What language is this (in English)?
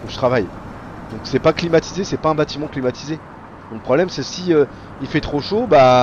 French